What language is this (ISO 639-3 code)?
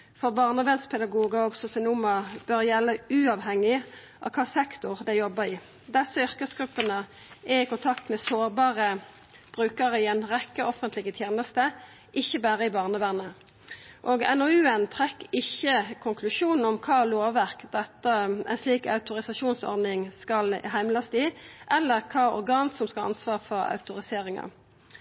nno